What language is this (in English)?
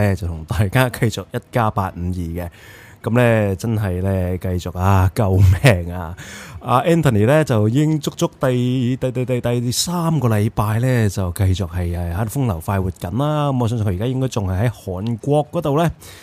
Chinese